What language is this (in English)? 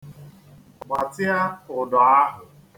Igbo